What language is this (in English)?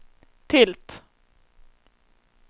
Swedish